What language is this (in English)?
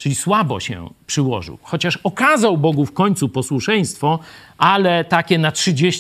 Polish